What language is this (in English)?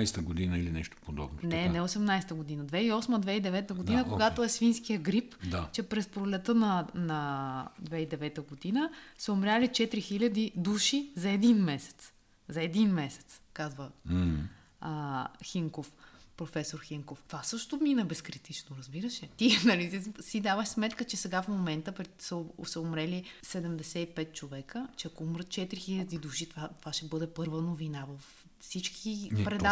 Bulgarian